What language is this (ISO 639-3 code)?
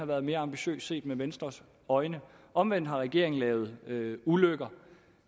dan